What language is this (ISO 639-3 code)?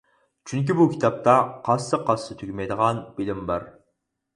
uig